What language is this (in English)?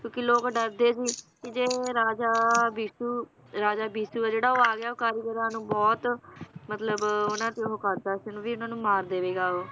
Punjabi